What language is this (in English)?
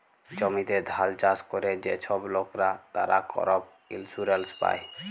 Bangla